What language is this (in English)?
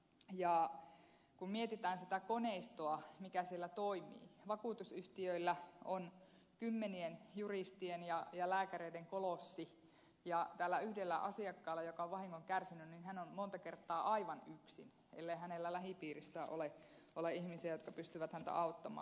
Finnish